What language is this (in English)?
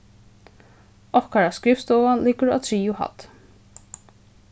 Faroese